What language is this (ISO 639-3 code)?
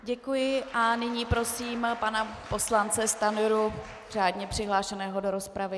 ces